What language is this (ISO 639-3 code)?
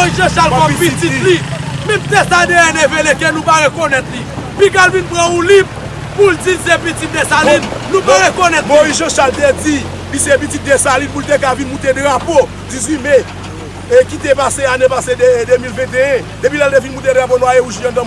fra